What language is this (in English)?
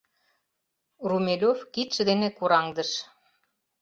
Mari